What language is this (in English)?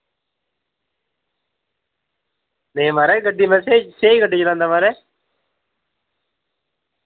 Dogri